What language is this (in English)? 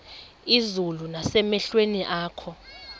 Xhosa